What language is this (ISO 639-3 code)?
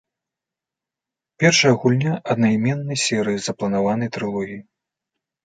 bel